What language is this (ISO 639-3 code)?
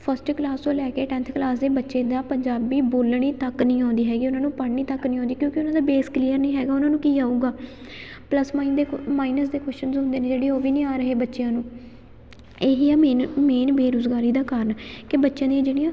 pan